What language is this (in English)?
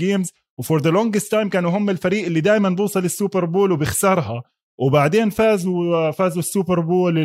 Arabic